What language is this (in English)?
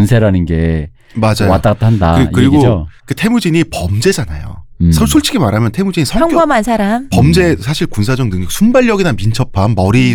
Korean